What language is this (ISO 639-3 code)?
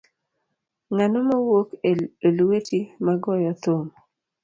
luo